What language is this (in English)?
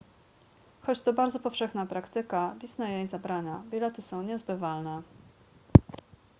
Polish